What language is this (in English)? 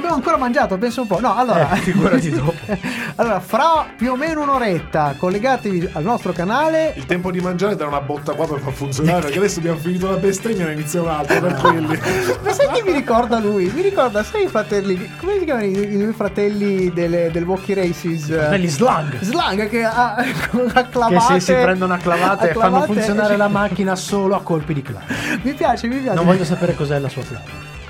Italian